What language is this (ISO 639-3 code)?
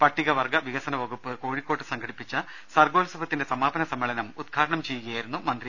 mal